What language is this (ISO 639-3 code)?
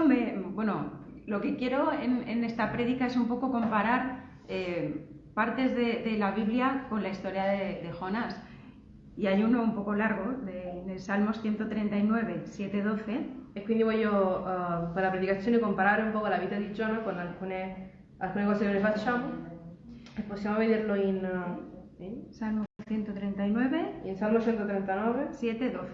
spa